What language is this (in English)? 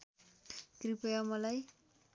Nepali